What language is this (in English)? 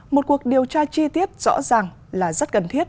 Vietnamese